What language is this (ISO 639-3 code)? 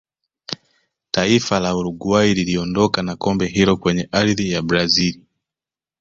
swa